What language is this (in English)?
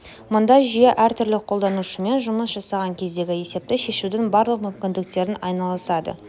Kazakh